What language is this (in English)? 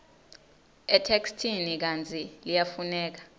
Swati